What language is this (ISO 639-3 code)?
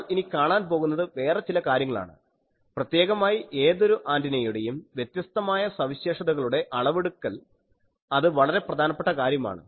mal